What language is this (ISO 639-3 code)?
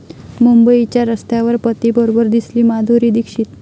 mar